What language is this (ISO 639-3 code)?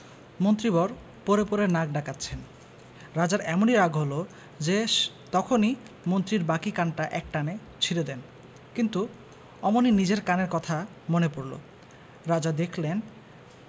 ben